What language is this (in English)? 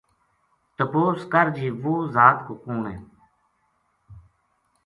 Gujari